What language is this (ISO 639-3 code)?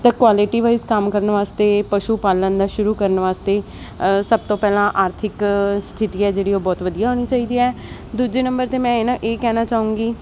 pan